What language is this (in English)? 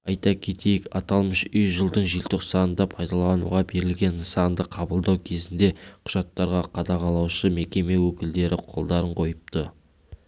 Kazakh